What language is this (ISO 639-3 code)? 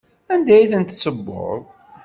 kab